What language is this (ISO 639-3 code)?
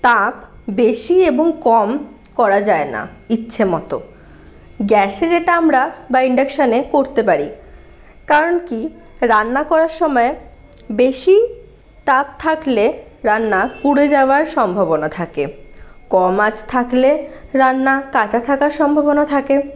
ben